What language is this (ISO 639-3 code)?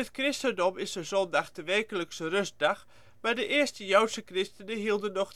nld